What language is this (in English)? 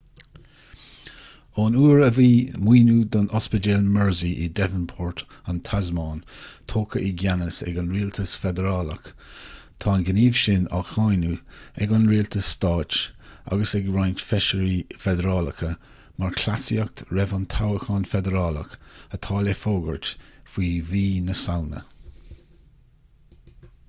Irish